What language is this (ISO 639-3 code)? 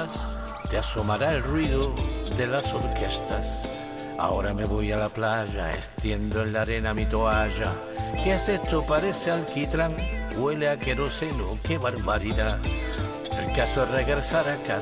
spa